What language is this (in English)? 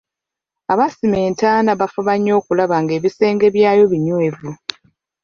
Ganda